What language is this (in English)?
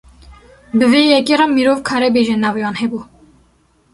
Kurdish